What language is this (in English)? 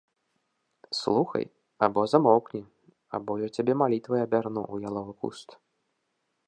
Belarusian